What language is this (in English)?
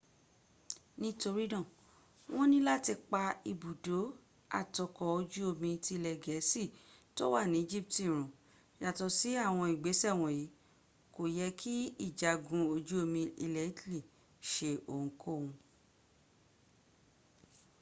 Yoruba